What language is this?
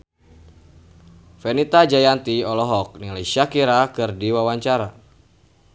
Sundanese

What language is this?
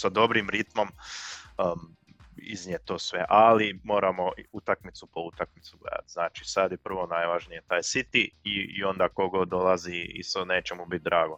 Croatian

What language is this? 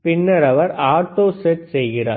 Tamil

